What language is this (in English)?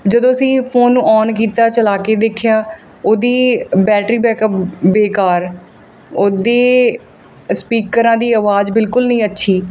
Punjabi